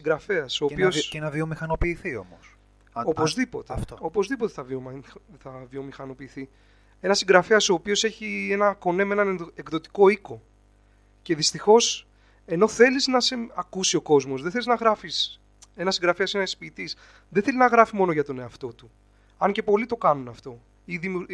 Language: Greek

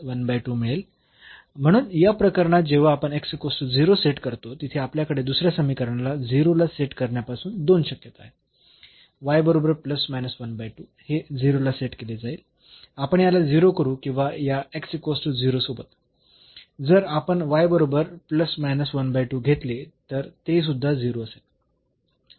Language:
Marathi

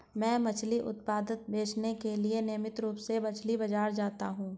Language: Hindi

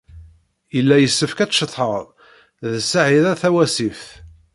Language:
Kabyle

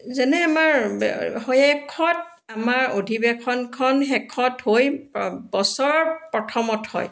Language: Assamese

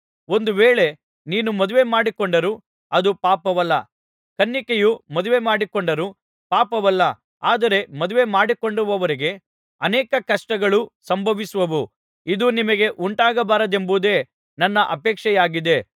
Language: Kannada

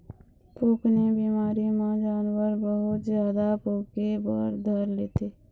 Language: Chhattisgarhi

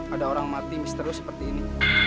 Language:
Indonesian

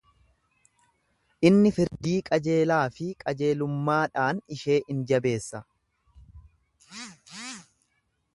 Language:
Oromo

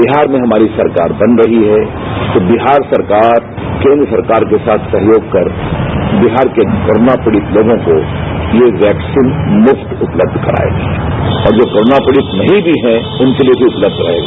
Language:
Hindi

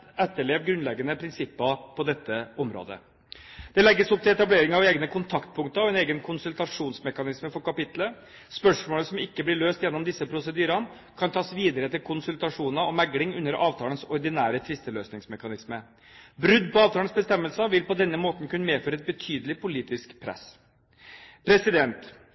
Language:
Norwegian Bokmål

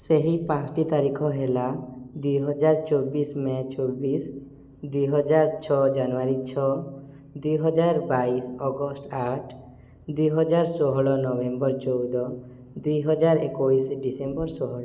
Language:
Odia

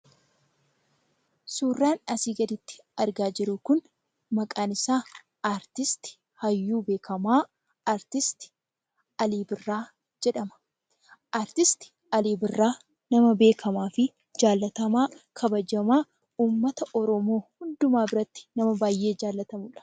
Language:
Oromo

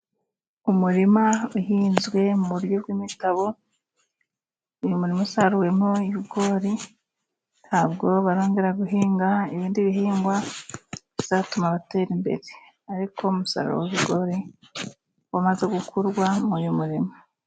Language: Kinyarwanda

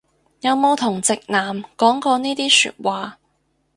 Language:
Cantonese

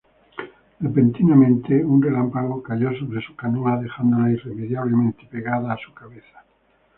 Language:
Spanish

